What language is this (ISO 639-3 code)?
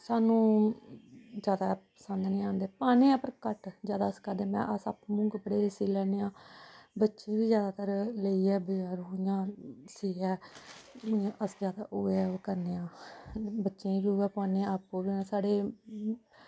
doi